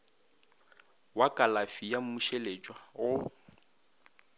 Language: Northern Sotho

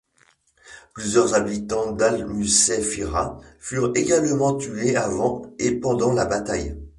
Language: French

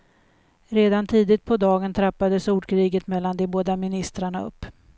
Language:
Swedish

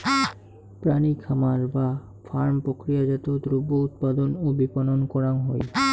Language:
Bangla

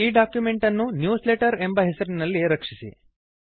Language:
Kannada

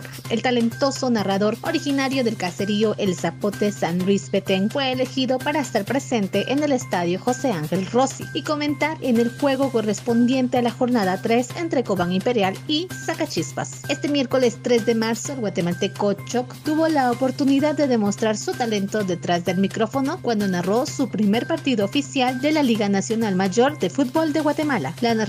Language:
Spanish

